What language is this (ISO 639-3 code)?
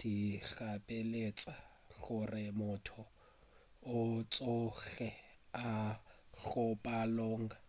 nso